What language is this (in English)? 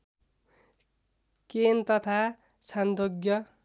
Nepali